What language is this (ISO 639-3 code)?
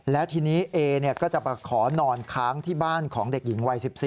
tha